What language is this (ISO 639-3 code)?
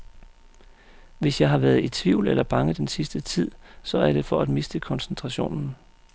dan